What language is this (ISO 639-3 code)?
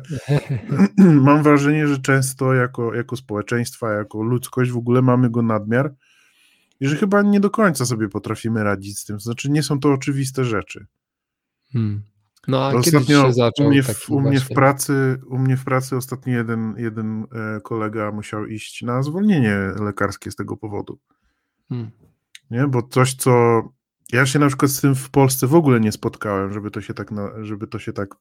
pol